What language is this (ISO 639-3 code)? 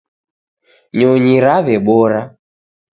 dav